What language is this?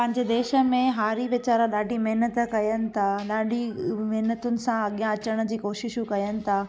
Sindhi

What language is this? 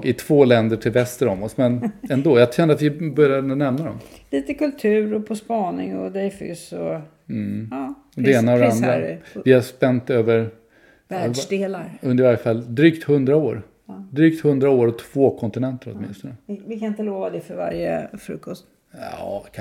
Swedish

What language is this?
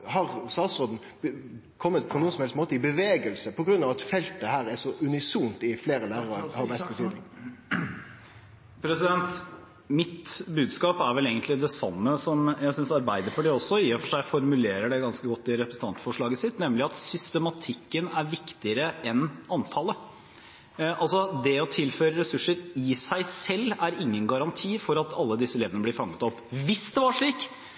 Norwegian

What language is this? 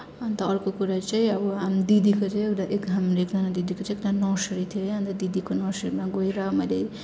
Nepali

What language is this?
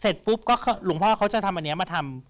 Thai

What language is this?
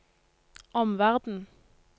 Norwegian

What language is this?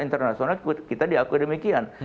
Indonesian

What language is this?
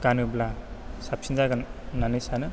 Bodo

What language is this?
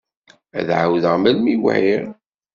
Kabyle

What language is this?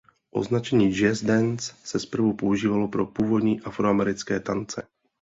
Czech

